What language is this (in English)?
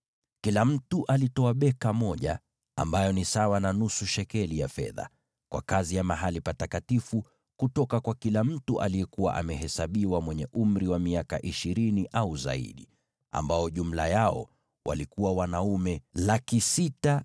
Swahili